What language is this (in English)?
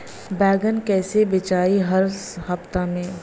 Bhojpuri